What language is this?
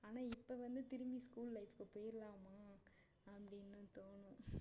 Tamil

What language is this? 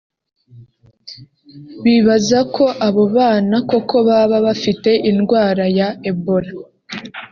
Kinyarwanda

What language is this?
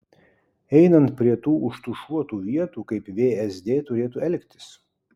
Lithuanian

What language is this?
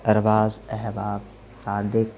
Urdu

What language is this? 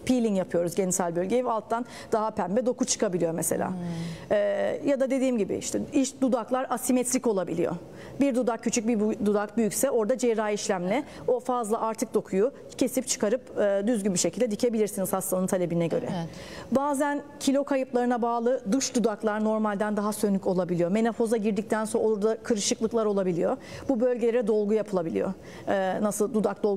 Turkish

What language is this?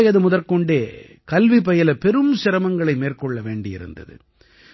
Tamil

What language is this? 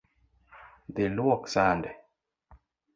Luo (Kenya and Tanzania)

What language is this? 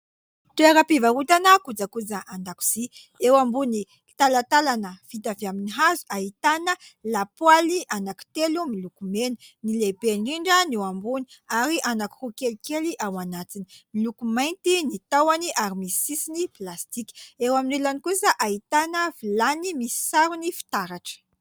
Malagasy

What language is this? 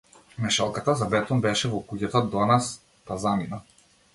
Macedonian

